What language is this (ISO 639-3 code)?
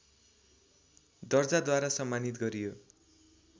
nep